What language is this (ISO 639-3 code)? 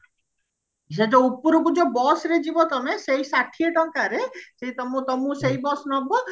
ori